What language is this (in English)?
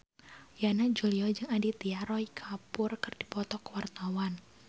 Sundanese